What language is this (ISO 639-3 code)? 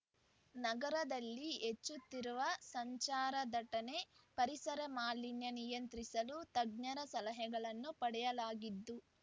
kan